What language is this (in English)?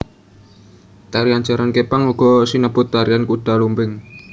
Javanese